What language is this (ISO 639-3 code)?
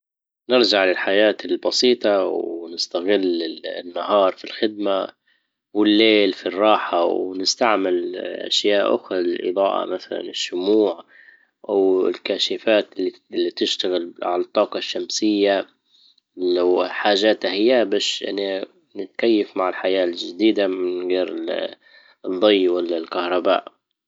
ayl